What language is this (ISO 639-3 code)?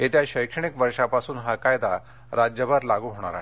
mar